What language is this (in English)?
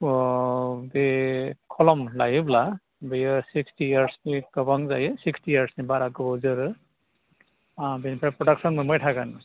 Bodo